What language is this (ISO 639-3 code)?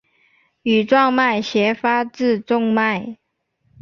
zho